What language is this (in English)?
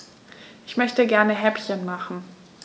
German